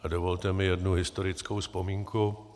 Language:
Czech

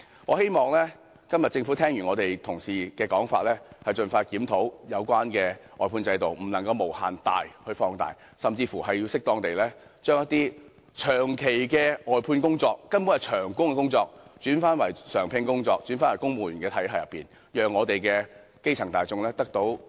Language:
Cantonese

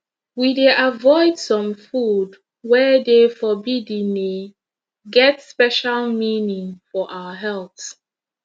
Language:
Nigerian Pidgin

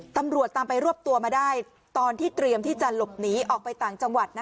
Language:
Thai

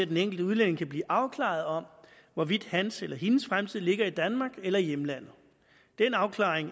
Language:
Danish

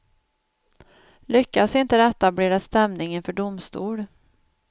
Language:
Swedish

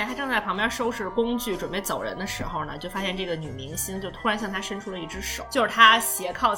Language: Chinese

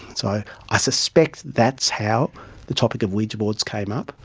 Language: English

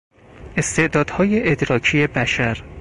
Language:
Persian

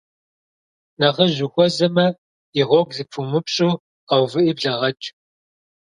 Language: Kabardian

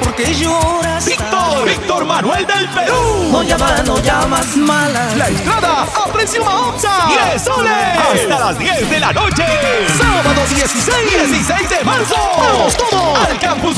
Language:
Spanish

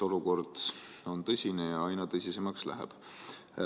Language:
Estonian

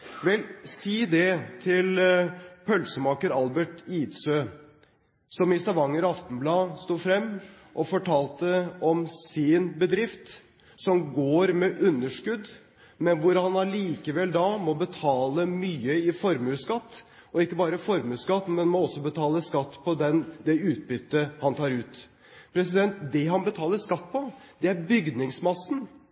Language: Norwegian Bokmål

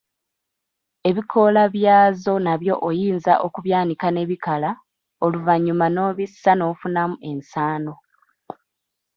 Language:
Ganda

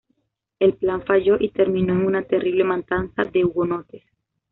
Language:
Spanish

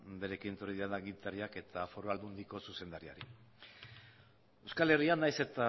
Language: Basque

